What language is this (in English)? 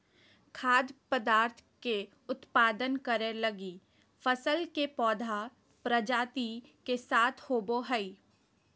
Magahi